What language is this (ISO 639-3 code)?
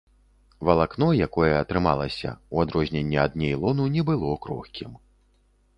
bel